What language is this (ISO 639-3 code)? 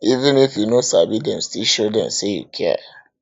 pcm